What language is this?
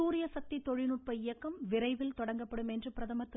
Tamil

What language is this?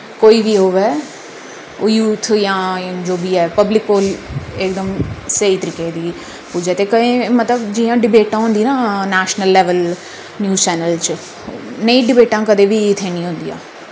Dogri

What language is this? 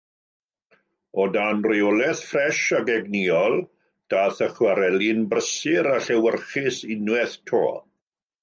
Welsh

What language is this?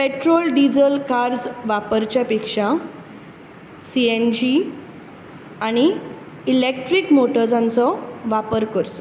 Konkani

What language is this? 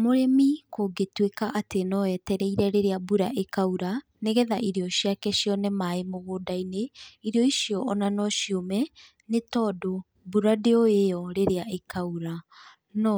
Kikuyu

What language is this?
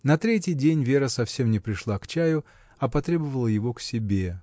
Russian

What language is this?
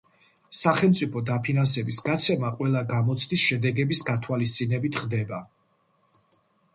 Georgian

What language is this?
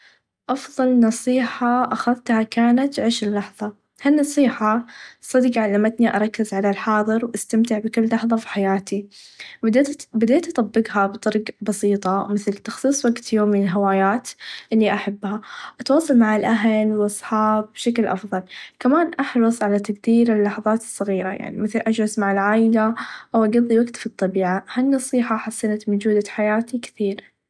Najdi Arabic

